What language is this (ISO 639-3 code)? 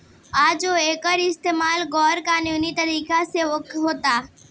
bho